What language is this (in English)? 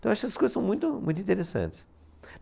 Portuguese